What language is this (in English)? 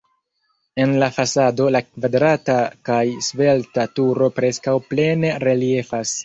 Esperanto